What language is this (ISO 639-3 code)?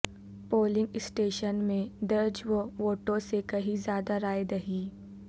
urd